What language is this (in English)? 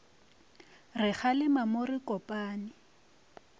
Northern Sotho